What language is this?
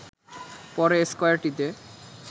Bangla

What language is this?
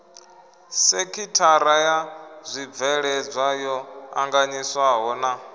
Venda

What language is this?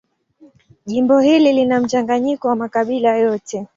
Swahili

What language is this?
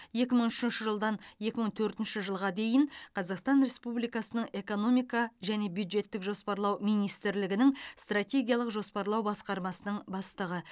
Kazakh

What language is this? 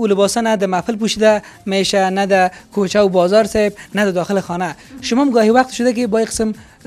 Arabic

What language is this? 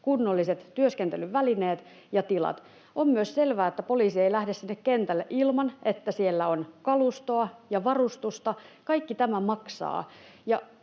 Finnish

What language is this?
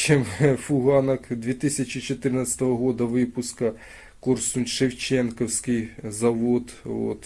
Russian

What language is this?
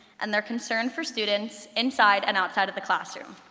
English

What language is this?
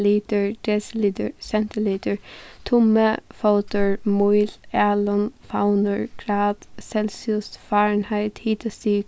Faroese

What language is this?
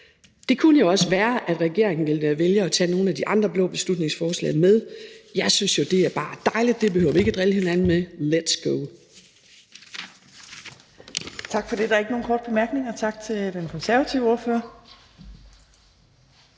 Danish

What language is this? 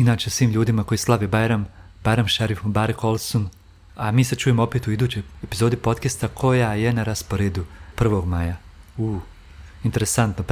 Croatian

